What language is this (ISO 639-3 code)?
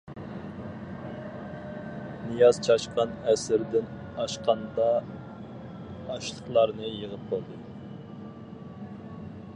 uig